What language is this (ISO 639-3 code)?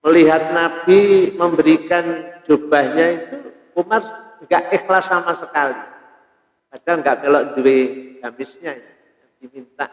ind